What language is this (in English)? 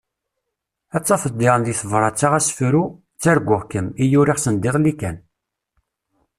Kabyle